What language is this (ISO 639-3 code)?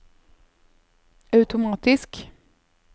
nor